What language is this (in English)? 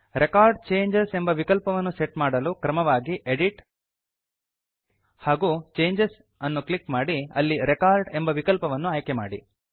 Kannada